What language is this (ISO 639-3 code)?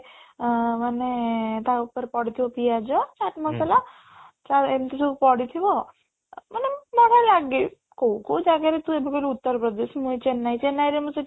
ori